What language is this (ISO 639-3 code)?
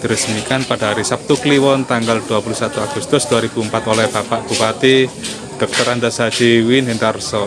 ind